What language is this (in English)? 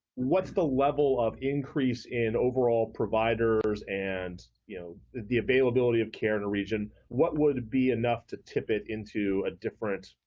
English